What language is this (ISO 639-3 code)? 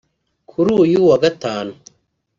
kin